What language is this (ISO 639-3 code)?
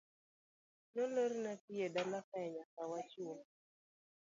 luo